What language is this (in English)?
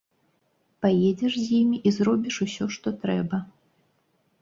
Belarusian